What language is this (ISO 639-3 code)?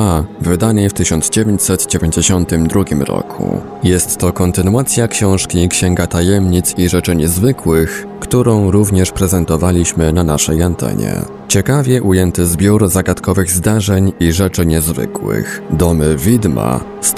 pol